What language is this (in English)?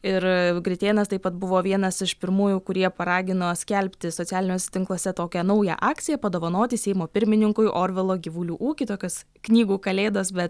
Lithuanian